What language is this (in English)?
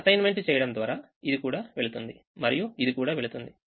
Telugu